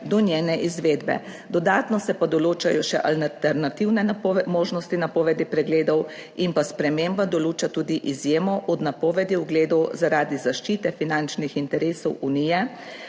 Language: Slovenian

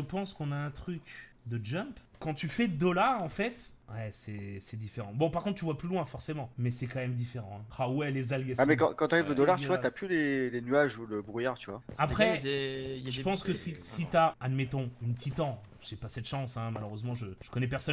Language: French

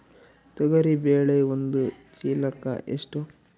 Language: Kannada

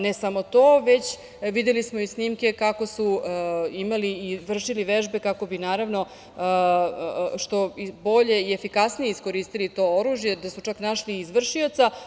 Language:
Serbian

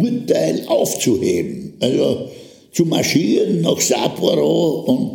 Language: German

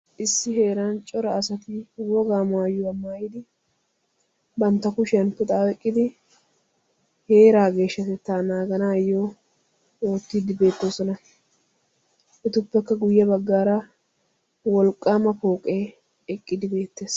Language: Wolaytta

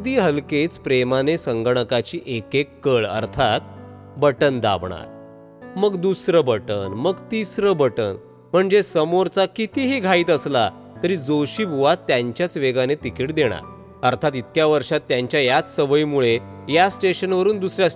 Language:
Marathi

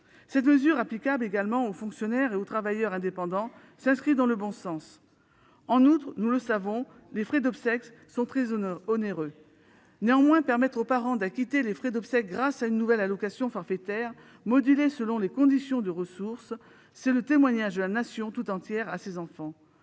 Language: French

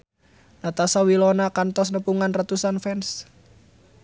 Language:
Sundanese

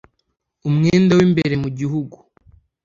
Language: Kinyarwanda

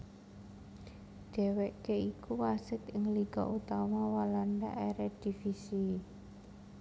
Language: Javanese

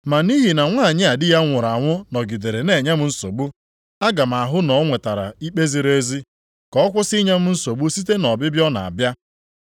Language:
Igbo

